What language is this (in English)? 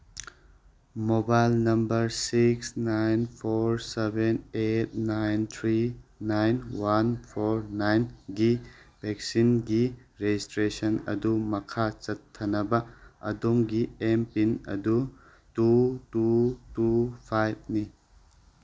Manipuri